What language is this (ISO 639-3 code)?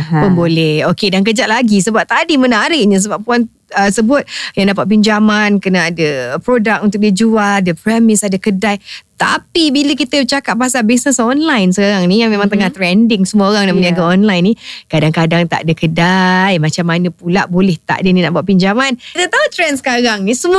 msa